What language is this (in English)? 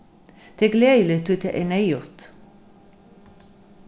Faroese